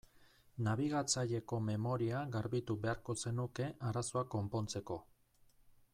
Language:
Basque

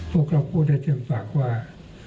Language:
Thai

